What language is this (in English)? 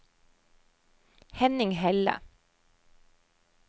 Norwegian